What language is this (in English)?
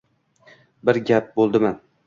Uzbek